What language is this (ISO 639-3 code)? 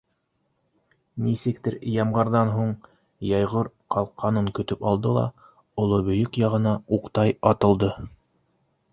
bak